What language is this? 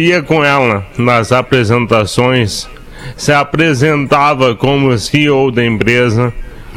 Portuguese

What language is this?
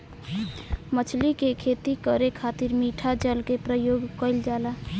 Bhojpuri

